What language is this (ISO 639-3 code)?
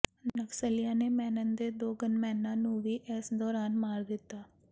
pan